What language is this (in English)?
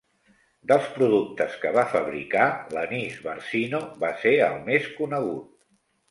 Catalan